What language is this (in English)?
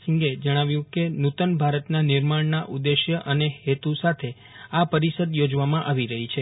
Gujarati